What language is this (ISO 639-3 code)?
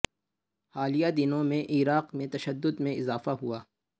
urd